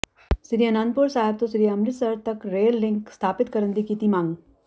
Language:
Punjabi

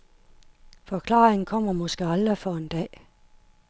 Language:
Danish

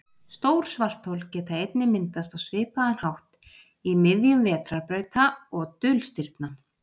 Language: Icelandic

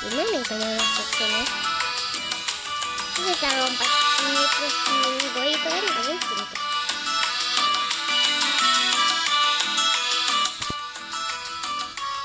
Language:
Indonesian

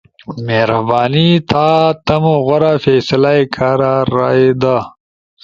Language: Ushojo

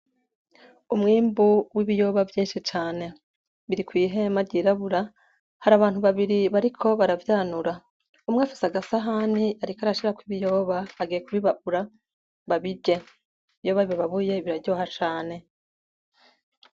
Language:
Rundi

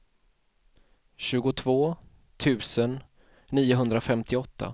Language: Swedish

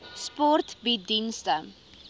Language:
Afrikaans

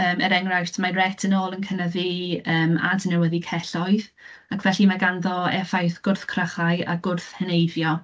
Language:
Welsh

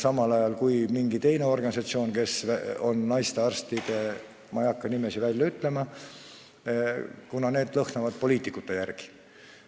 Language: Estonian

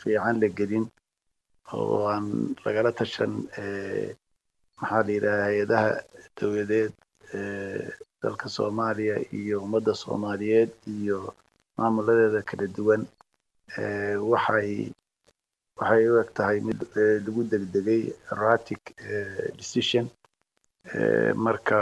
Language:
Arabic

